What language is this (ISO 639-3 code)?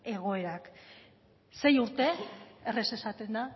eus